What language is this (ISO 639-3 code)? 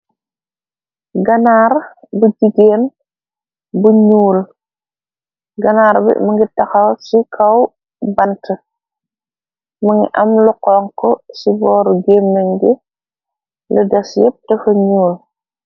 wol